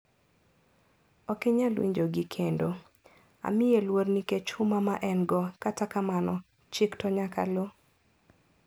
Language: Luo (Kenya and Tanzania)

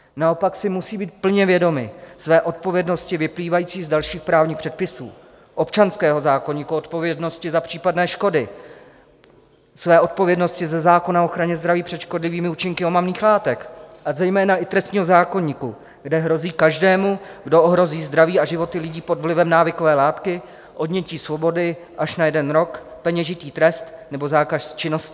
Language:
Czech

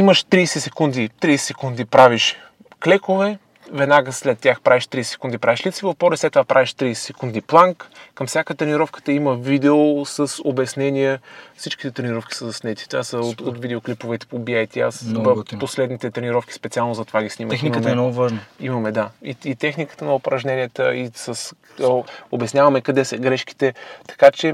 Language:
Bulgarian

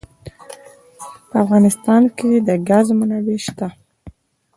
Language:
Pashto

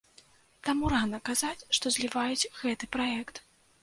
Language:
Belarusian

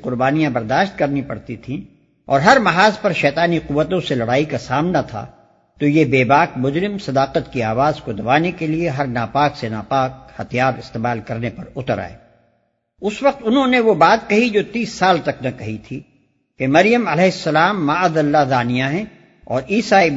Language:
Urdu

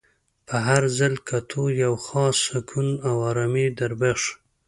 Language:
Pashto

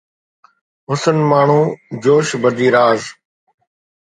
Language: Sindhi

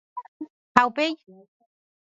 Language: Guarani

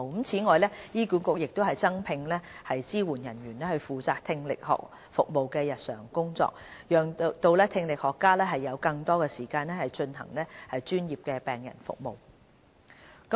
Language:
Cantonese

